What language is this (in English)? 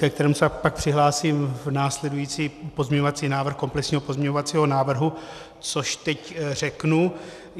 Czech